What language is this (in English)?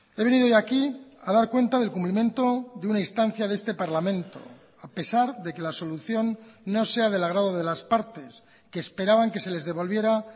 Spanish